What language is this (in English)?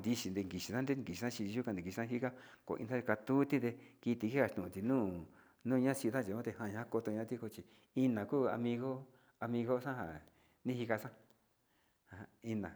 Sinicahua Mixtec